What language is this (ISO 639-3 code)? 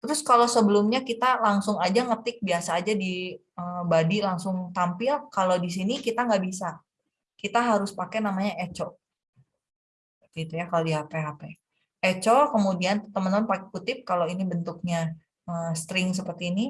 ind